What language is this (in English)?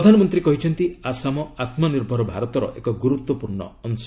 Odia